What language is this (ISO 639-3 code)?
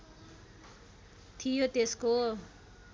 nep